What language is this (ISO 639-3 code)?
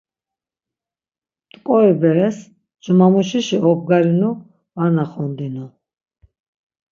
lzz